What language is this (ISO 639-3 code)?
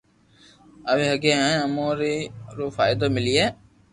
lrk